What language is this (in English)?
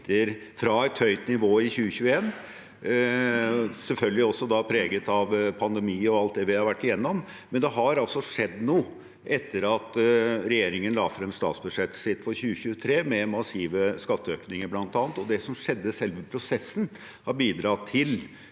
Norwegian